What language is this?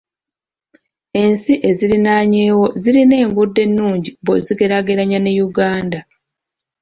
Ganda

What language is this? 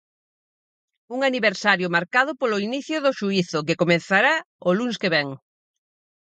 Galician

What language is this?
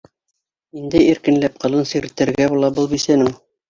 Bashkir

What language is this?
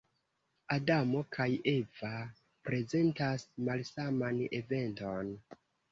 Esperanto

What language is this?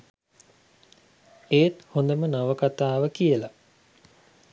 Sinhala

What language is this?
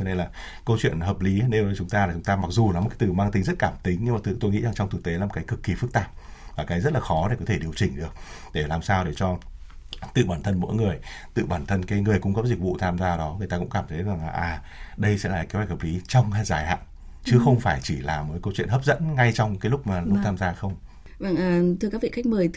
Vietnamese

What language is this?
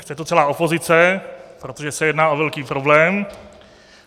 Czech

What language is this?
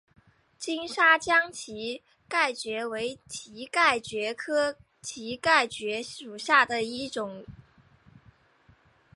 Chinese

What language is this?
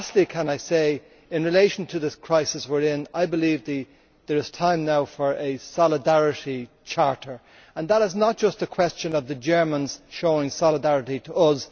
English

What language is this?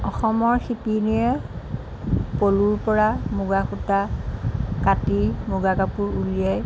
Assamese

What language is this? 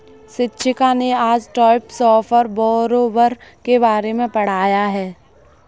Hindi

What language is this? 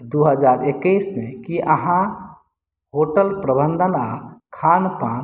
Maithili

